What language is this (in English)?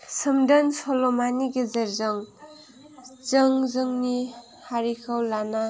Bodo